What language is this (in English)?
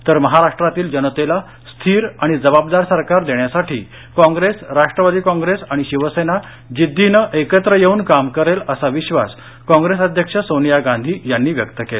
Marathi